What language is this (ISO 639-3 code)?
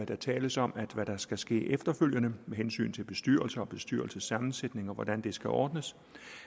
dan